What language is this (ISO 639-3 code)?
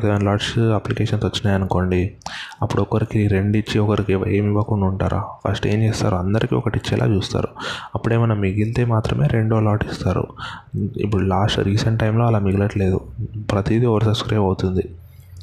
tel